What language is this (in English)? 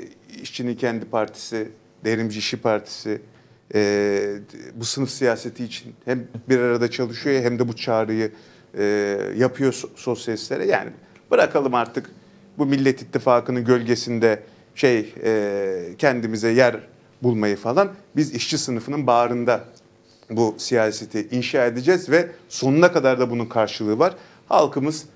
Turkish